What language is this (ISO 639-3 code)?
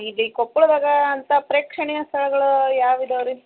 kan